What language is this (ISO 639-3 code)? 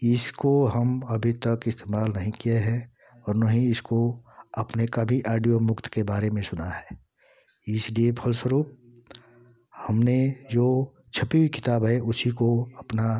hin